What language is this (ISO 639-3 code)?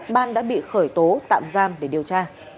vie